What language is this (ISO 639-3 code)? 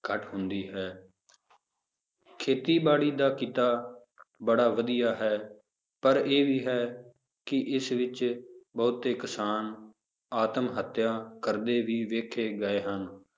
pan